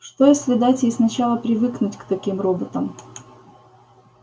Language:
Russian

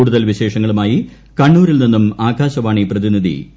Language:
Malayalam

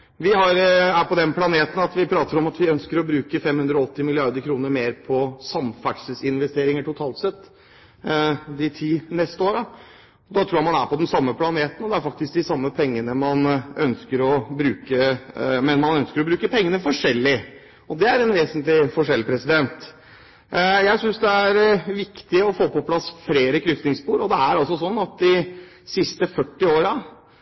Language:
Norwegian Bokmål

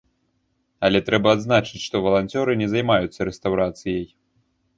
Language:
Belarusian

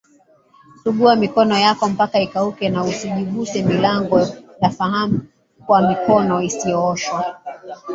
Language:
Swahili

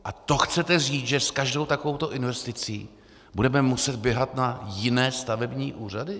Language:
Czech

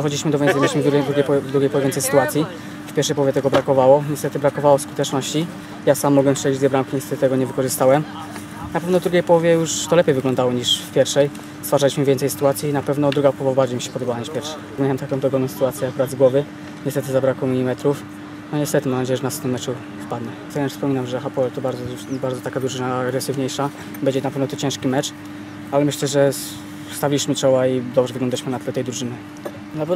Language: Polish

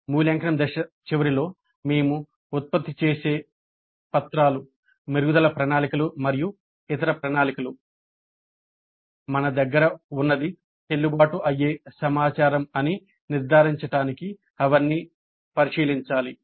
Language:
Telugu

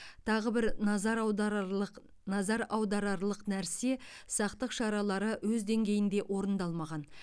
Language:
Kazakh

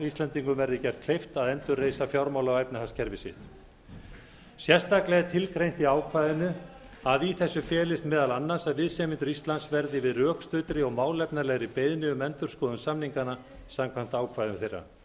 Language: Icelandic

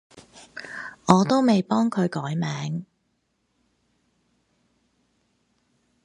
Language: Cantonese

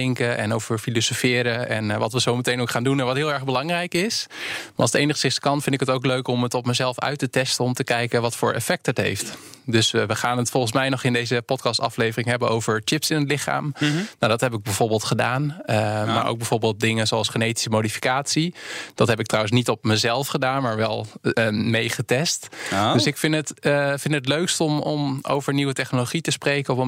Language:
Dutch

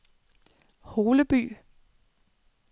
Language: Danish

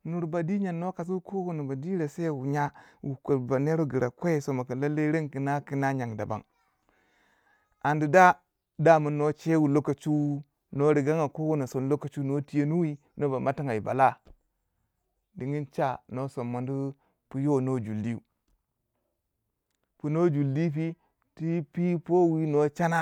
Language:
Waja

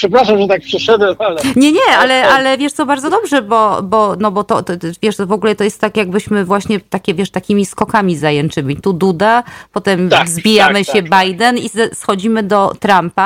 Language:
Polish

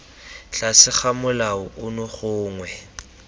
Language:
Tswana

